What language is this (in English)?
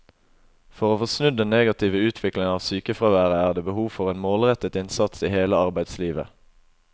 Norwegian